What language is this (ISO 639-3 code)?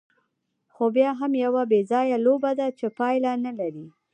pus